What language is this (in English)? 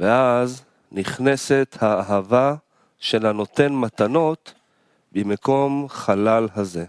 Hebrew